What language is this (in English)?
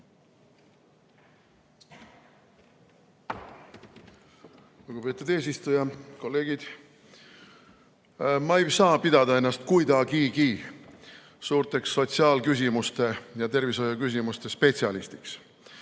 Estonian